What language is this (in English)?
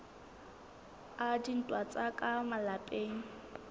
Southern Sotho